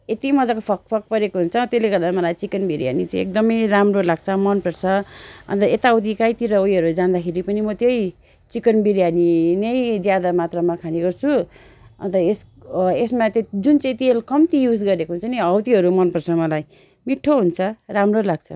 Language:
Nepali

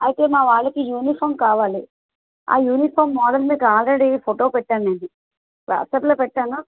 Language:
Telugu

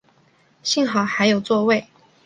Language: Chinese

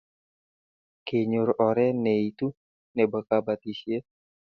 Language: Kalenjin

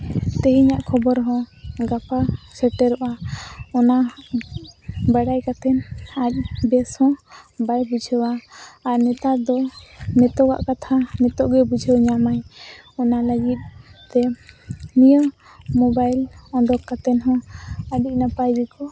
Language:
Santali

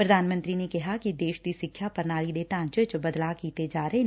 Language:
Punjabi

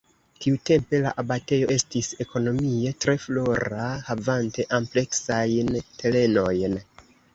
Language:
Esperanto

